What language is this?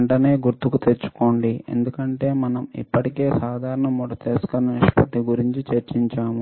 Telugu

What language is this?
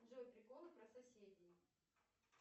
Russian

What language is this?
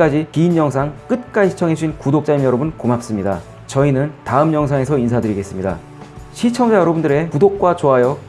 Korean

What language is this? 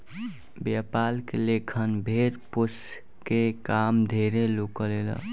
Bhojpuri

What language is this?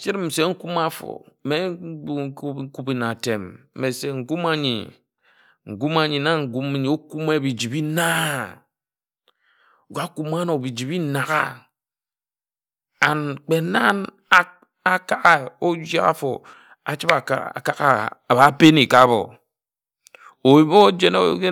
Ejagham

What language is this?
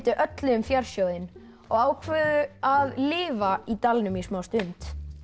Icelandic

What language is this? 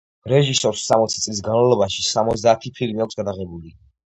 Georgian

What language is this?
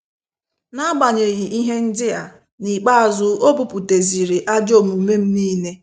Igbo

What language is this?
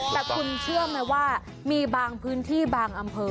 Thai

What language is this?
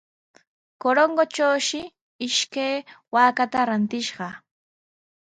Sihuas Ancash Quechua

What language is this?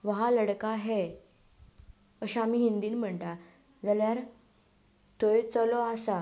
Konkani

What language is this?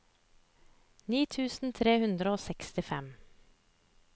Norwegian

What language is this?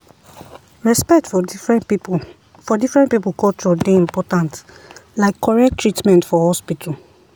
Nigerian Pidgin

